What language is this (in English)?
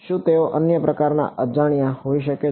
Gujarati